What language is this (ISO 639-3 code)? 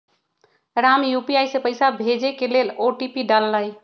mag